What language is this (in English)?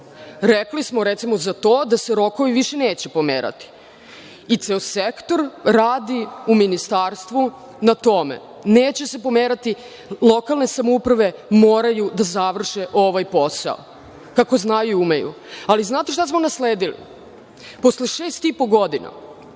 Serbian